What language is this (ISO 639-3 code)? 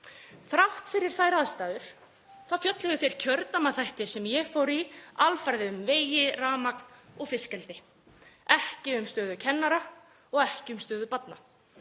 isl